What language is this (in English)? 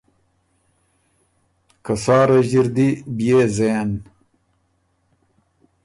Ormuri